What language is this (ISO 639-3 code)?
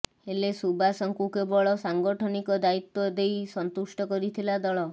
ori